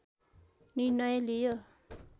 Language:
Nepali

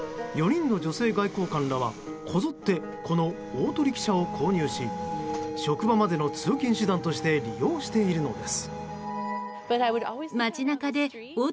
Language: Japanese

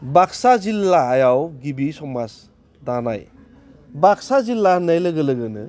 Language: Bodo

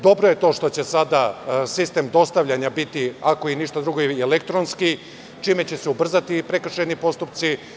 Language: Serbian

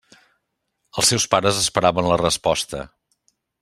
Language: Catalan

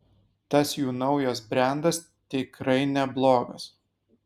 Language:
Lithuanian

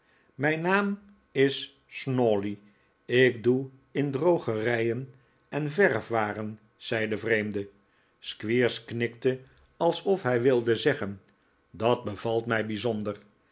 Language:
Dutch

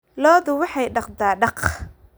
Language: Somali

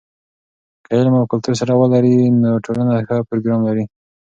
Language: Pashto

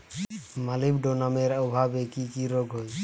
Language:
Bangla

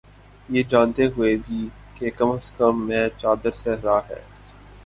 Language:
Urdu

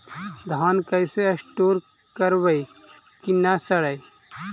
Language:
Magahi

